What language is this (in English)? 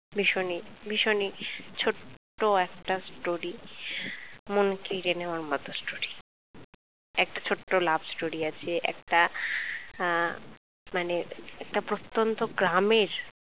Bangla